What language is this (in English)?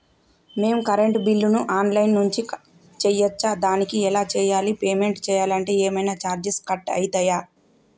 Telugu